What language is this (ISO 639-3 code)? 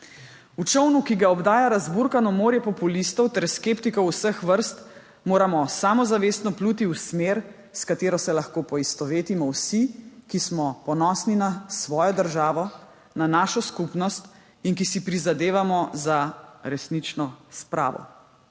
slv